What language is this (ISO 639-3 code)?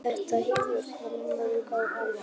isl